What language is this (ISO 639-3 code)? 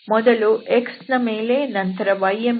kan